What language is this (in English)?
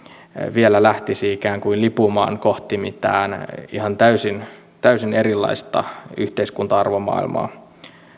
Finnish